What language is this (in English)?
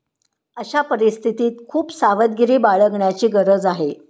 Marathi